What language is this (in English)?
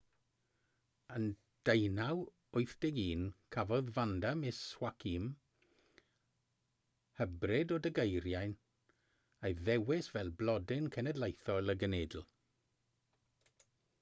Welsh